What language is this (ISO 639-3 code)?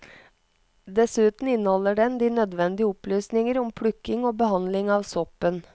nor